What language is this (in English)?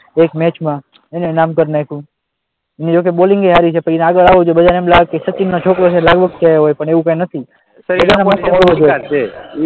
Gujarati